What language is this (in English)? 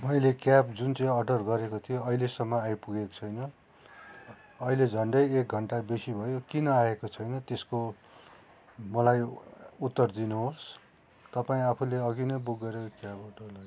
Nepali